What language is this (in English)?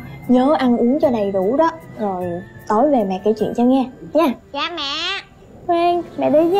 Vietnamese